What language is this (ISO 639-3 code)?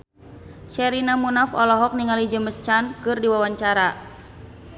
sun